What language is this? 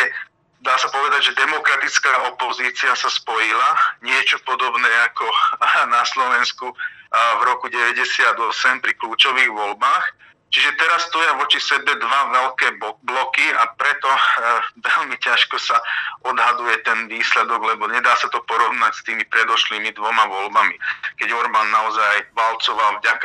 Slovak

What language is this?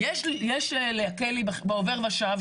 Hebrew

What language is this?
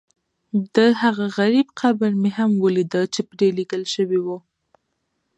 Pashto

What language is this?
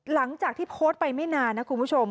Thai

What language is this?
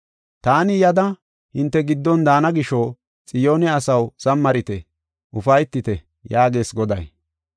Gofa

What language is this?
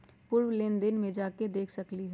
Magahi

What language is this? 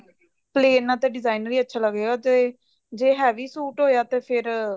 Punjabi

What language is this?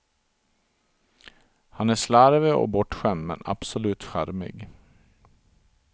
Swedish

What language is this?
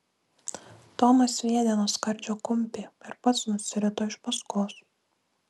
Lithuanian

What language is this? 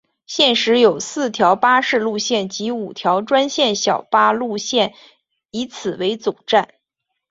Chinese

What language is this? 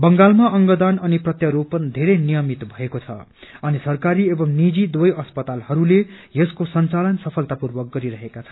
Nepali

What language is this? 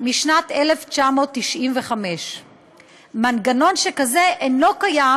Hebrew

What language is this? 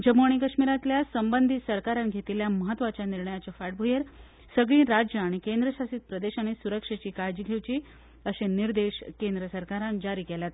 Konkani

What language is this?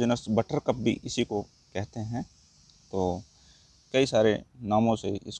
Hindi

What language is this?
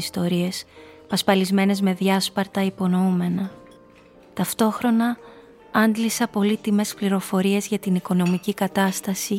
Greek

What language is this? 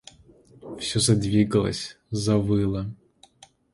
Russian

